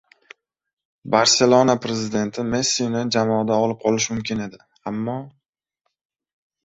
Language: Uzbek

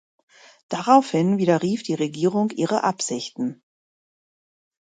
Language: German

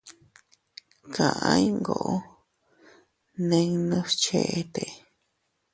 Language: Teutila Cuicatec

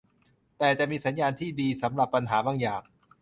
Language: Thai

